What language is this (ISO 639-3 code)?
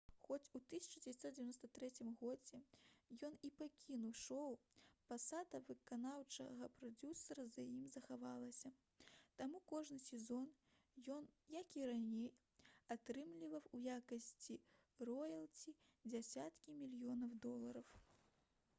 bel